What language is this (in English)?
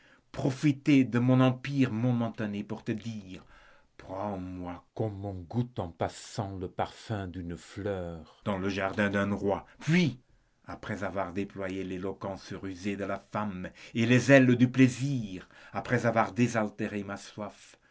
French